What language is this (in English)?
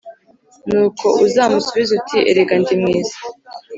Kinyarwanda